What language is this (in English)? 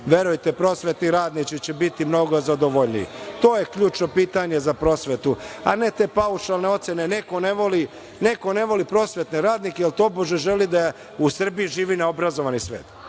Serbian